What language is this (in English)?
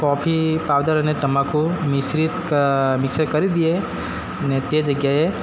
Gujarati